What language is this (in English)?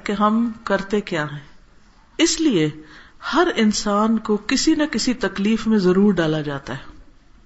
Urdu